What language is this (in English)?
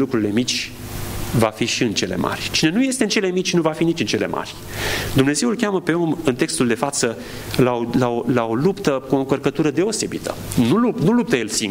Romanian